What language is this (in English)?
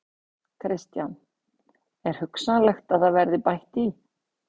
Icelandic